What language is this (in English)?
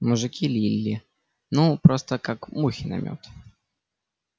Russian